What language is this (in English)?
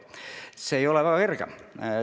Estonian